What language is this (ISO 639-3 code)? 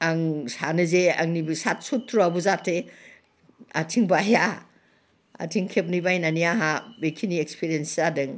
brx